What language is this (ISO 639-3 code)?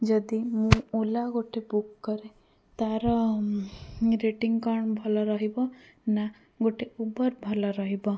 ori